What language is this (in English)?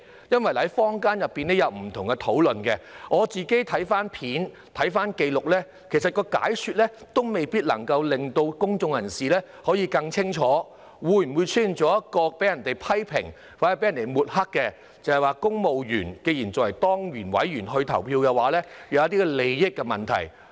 Cantonese